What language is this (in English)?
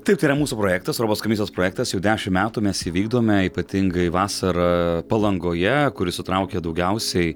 Lithuanian